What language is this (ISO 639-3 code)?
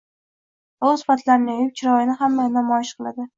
uzb